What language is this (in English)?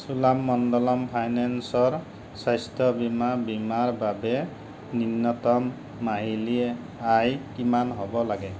Assamese